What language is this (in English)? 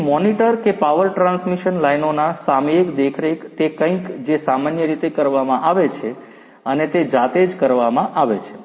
Gujarati